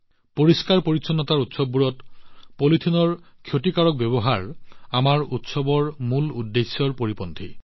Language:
Assamese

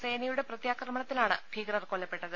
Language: Malayalam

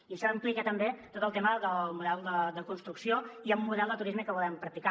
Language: Catalan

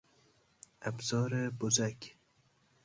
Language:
Persian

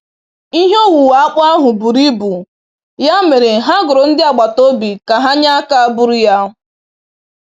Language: Igbo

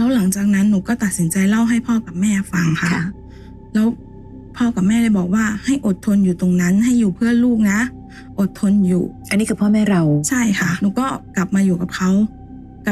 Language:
Thai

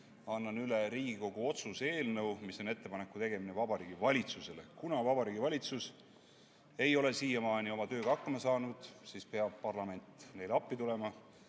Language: Estonian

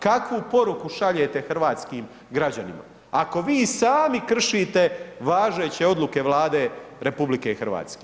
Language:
Croatian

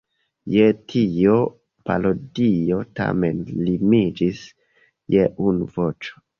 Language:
Esperanto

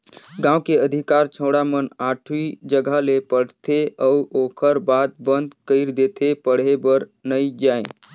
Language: Chhattisgarhi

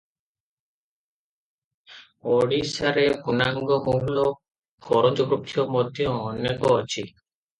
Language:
Odia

